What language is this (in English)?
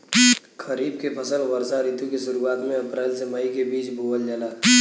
Bhojpuri